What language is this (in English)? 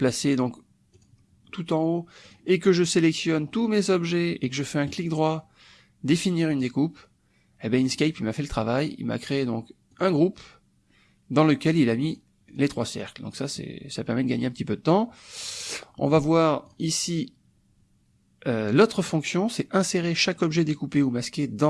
French